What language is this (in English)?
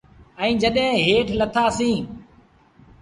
Sindhi Bhil